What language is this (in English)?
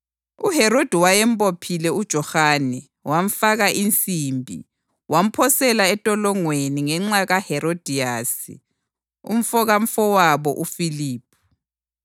North Ndebele